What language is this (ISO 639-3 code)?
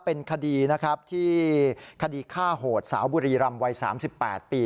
tha